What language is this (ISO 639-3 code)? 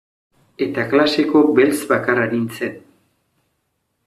eus